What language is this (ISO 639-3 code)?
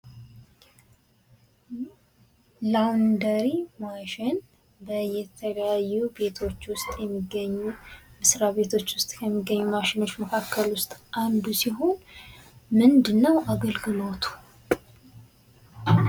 amh